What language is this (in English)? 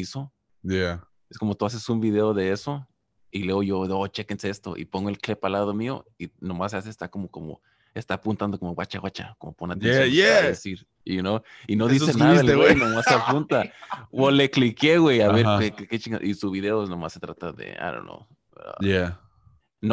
Spanish